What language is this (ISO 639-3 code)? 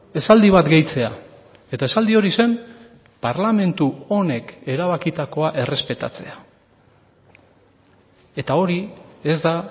eus